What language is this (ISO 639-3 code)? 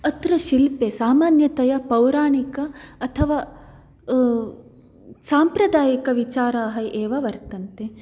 san